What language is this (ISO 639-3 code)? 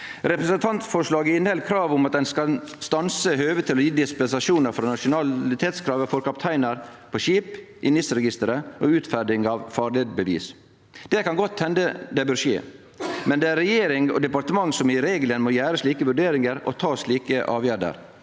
nor